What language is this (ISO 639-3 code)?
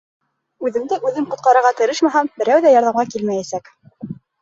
bak